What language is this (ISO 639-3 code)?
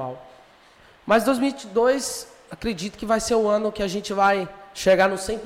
por